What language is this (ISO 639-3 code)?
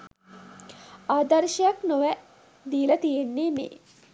sin